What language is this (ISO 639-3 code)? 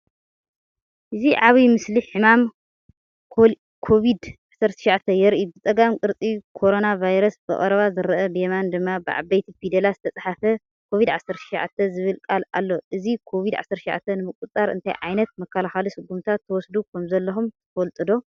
tir